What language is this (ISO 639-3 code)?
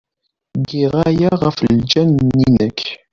kab